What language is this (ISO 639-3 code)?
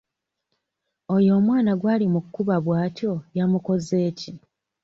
lug